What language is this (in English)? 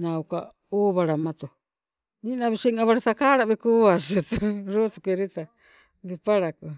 Sibe